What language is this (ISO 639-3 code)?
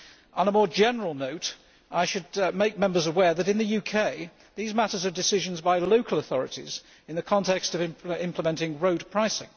eng